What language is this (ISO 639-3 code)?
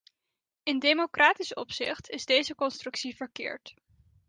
nld